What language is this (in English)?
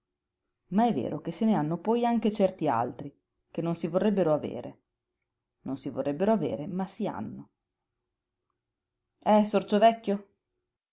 Italian